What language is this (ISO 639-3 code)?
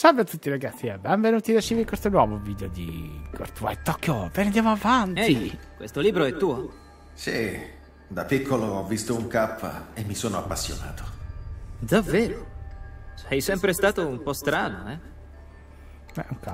ita